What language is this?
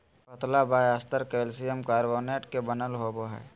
Magahi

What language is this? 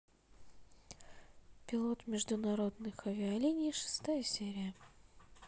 Russian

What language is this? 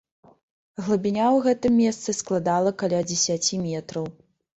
Belarusian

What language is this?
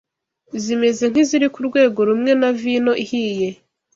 Kinyarwanda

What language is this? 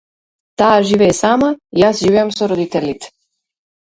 Macedonian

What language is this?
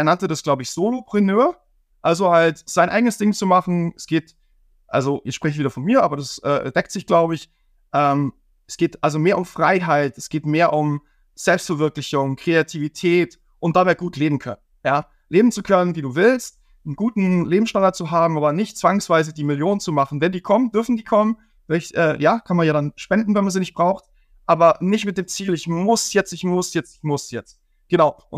German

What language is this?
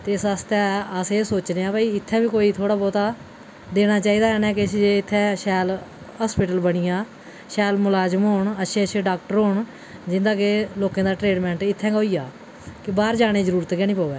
Dogri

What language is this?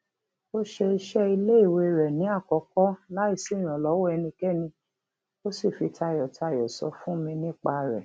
Yoruba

